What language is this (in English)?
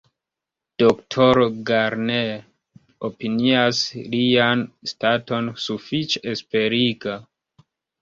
Esperanto